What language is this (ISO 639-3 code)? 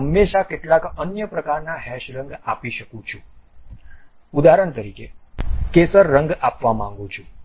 guj